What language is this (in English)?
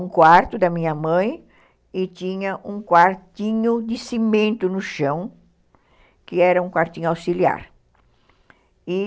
Portuguese